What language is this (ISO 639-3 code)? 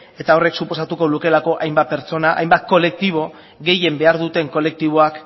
eus